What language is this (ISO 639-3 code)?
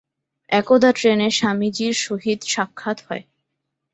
ben